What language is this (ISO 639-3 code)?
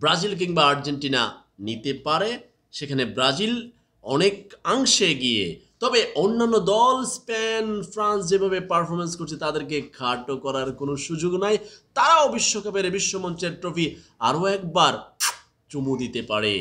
tur